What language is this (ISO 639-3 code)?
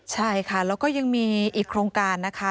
tha